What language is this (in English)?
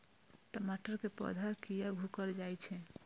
Maithili